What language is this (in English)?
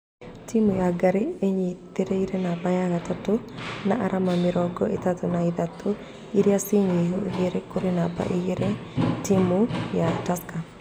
Kikuyu